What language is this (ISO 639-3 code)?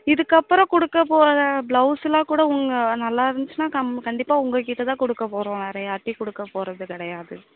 tam